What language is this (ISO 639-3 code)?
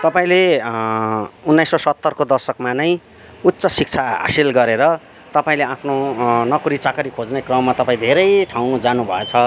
nep